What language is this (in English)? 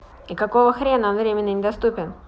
Russian